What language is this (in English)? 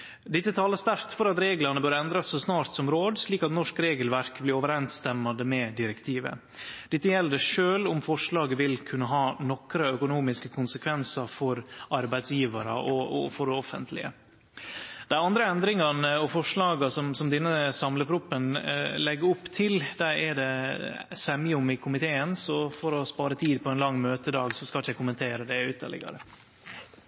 Norwegian Nynorsk